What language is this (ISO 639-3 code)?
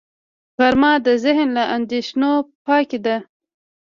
pus